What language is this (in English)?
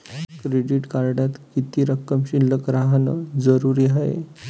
Marathi